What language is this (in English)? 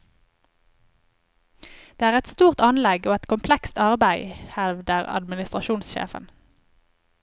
Norwegian